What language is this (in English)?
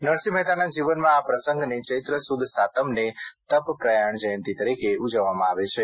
Gujarati